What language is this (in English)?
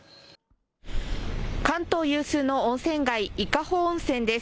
Japanese